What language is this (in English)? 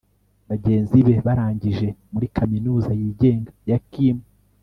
Kinyarwanda